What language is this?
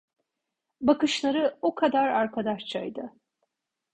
Turkish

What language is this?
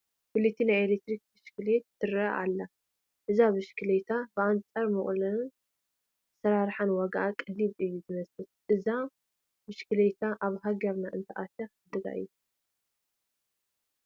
Tigrinya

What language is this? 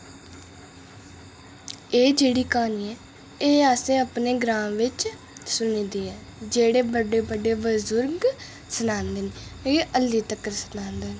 Dogri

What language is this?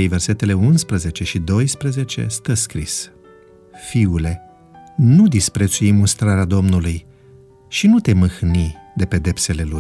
Romanian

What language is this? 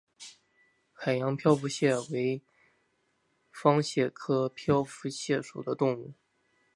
Chinese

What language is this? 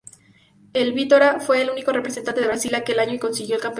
Spanish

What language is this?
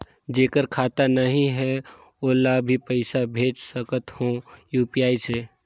Chhattisgarhi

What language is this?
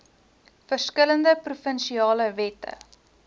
Afrikaans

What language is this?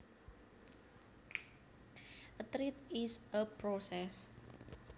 Javanese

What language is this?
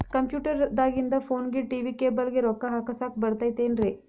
Kannada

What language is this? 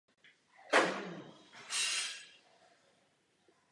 Czech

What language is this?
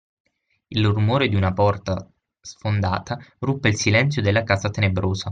Italian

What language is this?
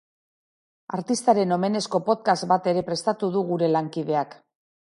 Basque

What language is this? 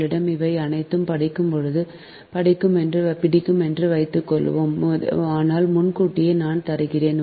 Tamil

